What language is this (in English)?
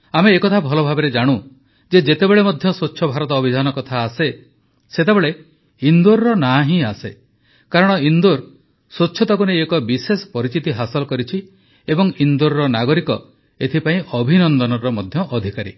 Odia